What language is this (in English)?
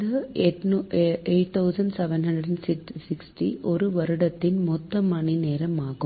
Tamil